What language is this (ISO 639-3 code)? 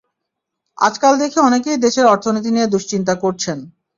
ben